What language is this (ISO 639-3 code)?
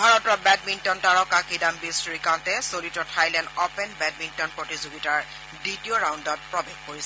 asm